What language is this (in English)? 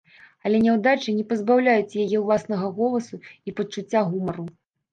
Belarusian